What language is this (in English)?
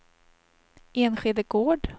Swedish